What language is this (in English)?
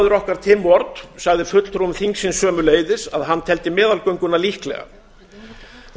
Icelandic